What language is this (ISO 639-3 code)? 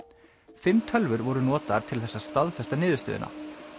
isl